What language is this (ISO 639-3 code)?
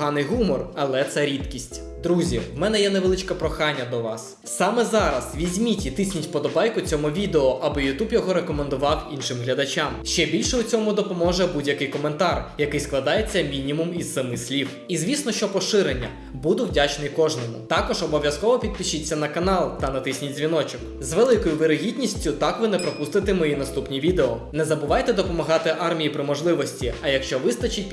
ukr